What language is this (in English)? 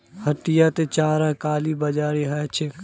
Magahi